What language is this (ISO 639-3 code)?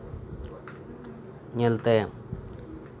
sat